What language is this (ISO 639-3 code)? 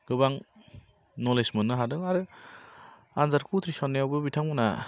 brx